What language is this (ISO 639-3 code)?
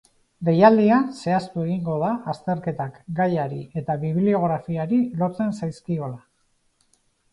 eus